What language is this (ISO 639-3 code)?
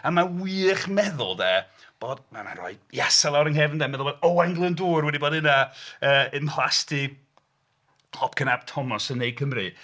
cym